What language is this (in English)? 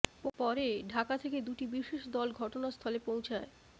Bangla